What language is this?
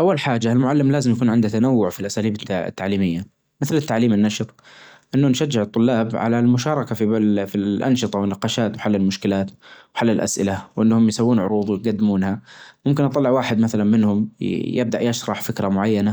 Najdi Arabic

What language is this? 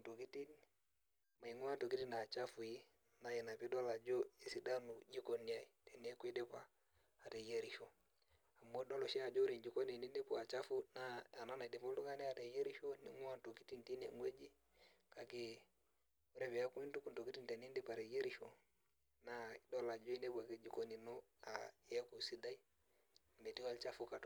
Masai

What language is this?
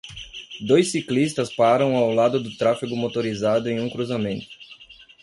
Portuguese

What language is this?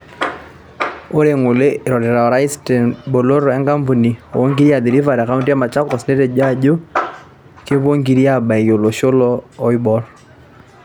Masai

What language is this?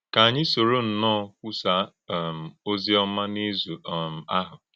Igbo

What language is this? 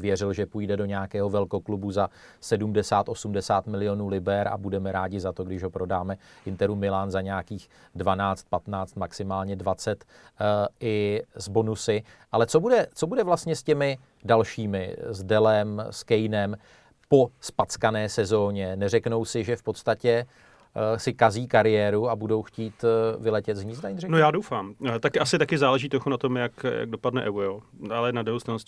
Czech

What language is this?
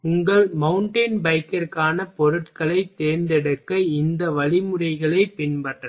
Tamil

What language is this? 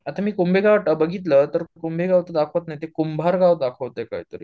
Marathi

